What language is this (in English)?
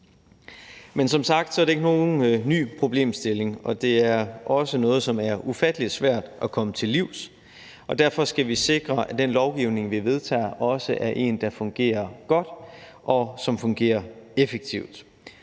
Danish